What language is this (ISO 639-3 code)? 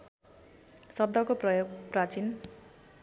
nep